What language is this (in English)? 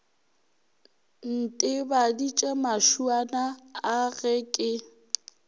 Northern Sotho